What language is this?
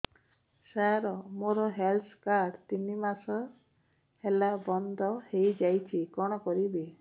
Odia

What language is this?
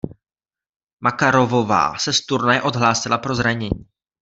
Czech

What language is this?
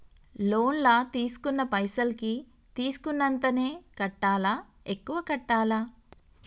Telugu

